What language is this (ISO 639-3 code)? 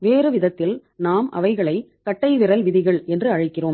tam